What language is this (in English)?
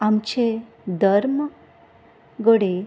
Konkani